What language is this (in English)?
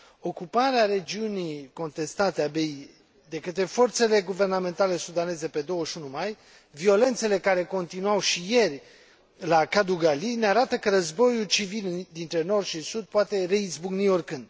Romanian